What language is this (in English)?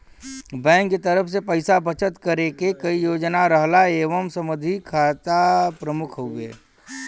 Bhojpuri